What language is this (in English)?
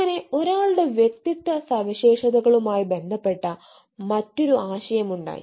Malayalam